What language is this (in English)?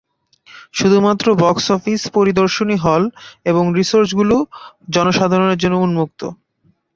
Bangla